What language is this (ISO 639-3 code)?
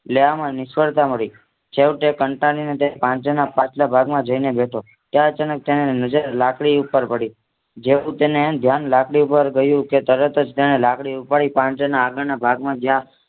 guj